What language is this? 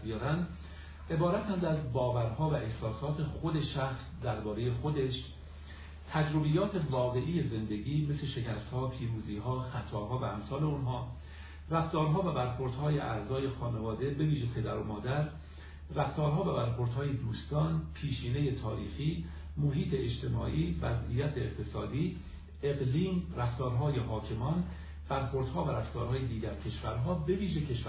Persian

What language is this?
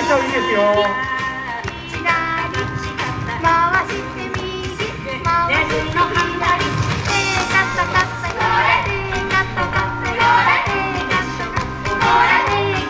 Japanese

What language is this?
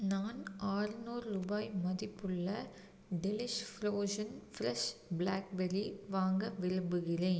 Tamil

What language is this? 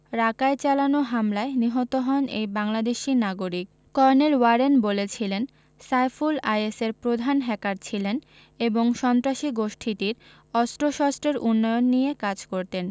Bangla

